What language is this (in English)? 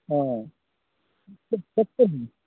Maithili